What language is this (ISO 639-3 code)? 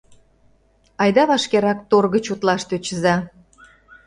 chm